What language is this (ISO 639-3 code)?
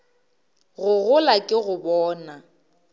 nso